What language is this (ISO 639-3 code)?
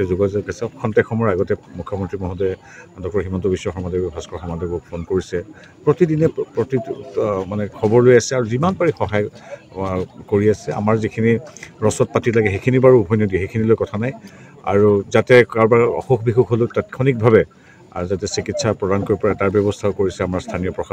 ben